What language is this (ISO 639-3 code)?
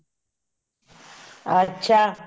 pan